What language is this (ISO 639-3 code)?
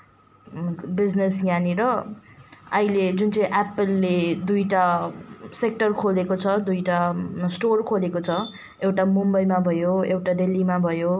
nep